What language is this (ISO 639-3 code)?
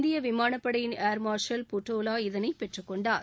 tam